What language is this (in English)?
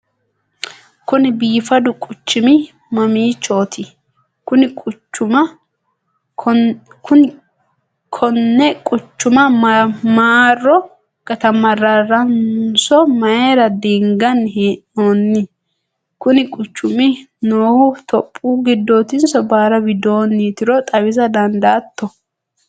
Sidamo